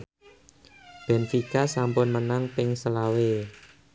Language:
Javanese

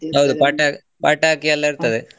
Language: Kannada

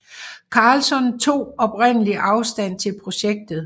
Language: Danish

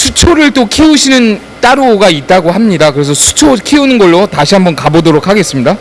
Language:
Korean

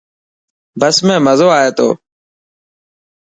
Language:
Dhatki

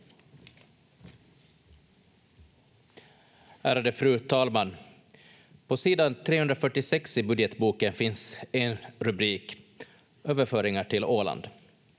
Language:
Finnish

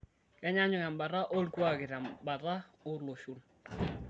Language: Masai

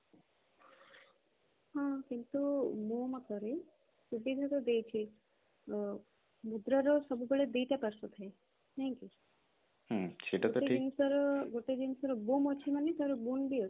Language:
Odia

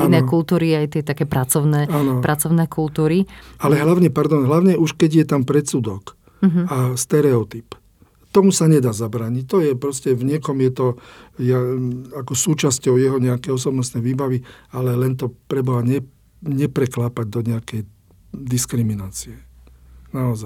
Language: Slovak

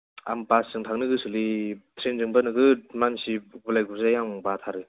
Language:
Bodo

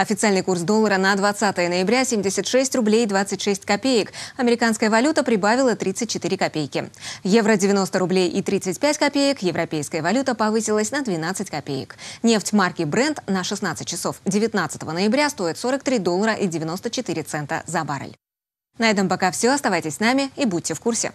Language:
Russian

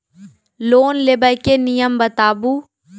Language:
Maithili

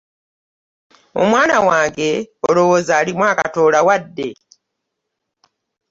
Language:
Ganda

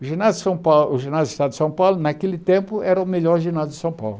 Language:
Portuguese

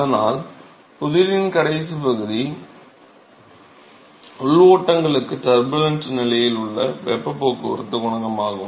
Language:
Tamil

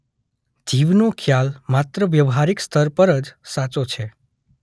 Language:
Gujarati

